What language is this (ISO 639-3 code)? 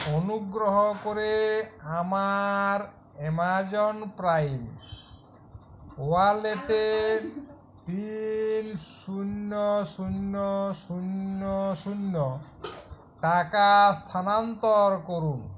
ben